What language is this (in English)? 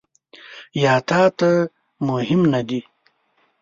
Pashto